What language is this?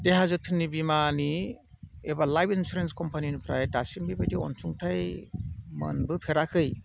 Bodo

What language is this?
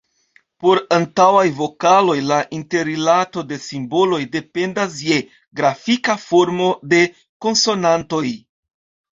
Esperanto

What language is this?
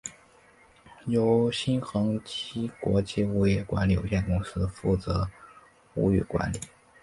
Chinese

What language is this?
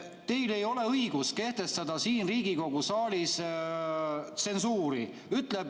Estonian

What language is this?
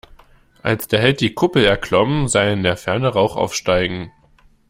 German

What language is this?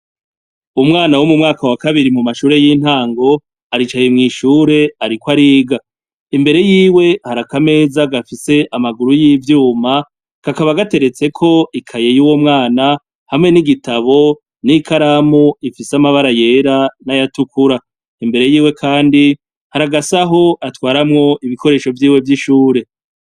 Rundi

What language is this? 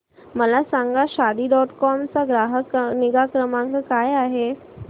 Marathi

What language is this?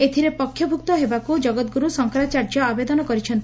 Odia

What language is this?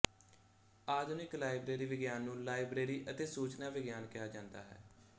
Punjabi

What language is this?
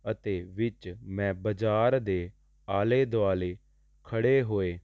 Punjabi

